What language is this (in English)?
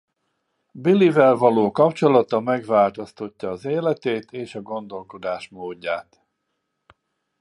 Hungarian